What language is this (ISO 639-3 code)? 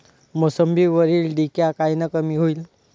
mar